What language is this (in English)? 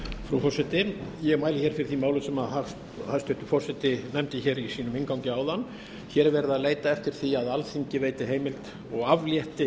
Icelandic